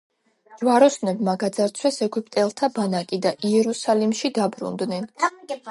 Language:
Georgian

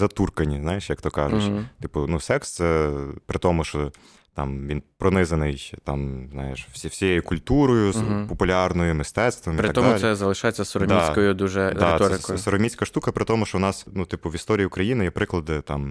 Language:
Ukrainian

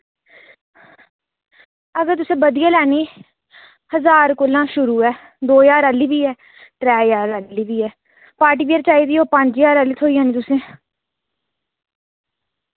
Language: Dogri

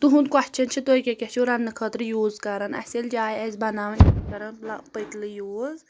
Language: Kashmiri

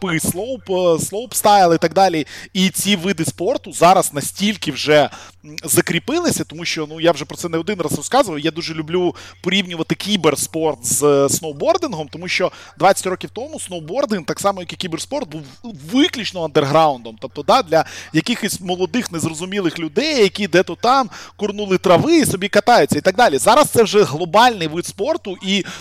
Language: Ukrainian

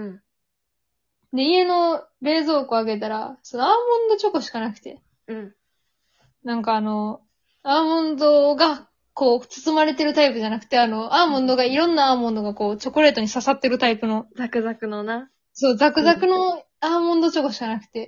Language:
Japanese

